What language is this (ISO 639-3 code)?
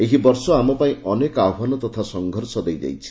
ori